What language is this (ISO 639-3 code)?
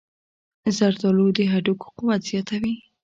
pus